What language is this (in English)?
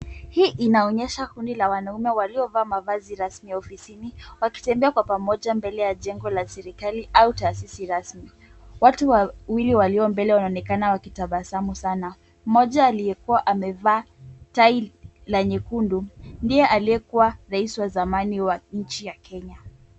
Swahili